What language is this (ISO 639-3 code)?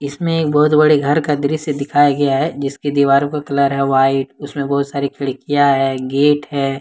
hin